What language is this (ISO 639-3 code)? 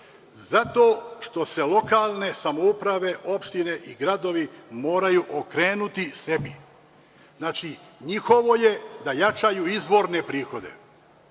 srp